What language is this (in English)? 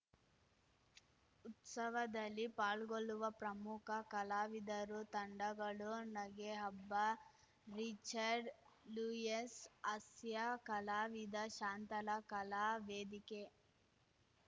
Kannada